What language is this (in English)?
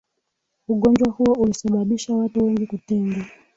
Swahili